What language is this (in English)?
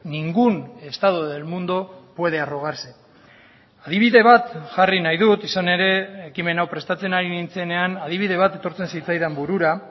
Basque